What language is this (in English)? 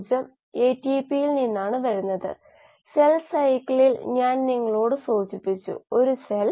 Malayalam